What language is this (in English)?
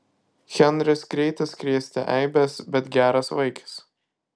Lithuanian